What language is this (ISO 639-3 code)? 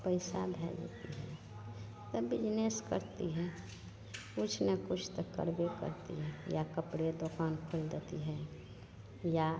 mai